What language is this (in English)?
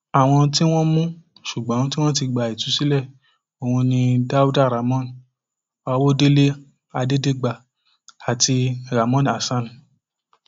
Yoruba